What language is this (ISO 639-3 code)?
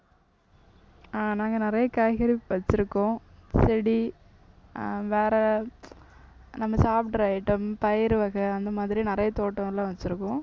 tam